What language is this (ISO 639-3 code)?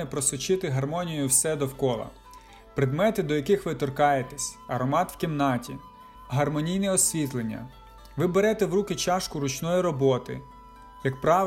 ukr